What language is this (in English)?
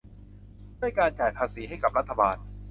Thai